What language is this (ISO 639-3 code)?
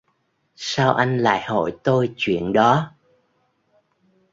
vie